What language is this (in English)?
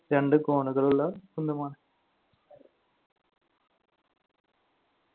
Malayalam